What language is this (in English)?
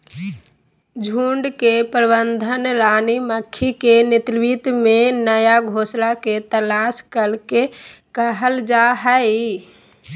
Magahi